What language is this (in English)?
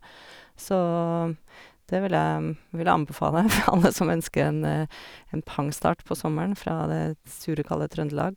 Norwegian